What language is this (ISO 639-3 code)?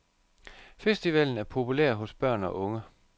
dan